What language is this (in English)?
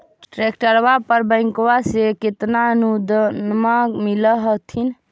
Magahi